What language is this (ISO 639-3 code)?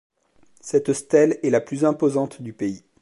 fra